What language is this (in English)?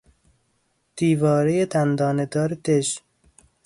Persian